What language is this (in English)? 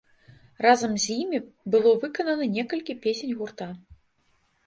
Belarusian